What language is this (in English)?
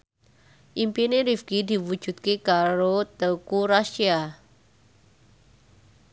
Javanese